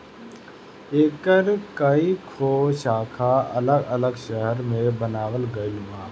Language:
Bhojpuri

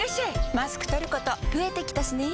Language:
Japanese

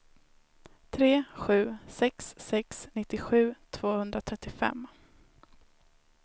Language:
Swedish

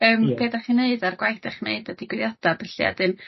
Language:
Welsh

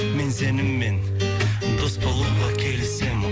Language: Kazakh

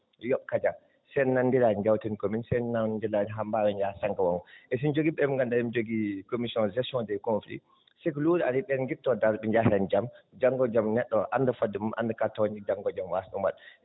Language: Fula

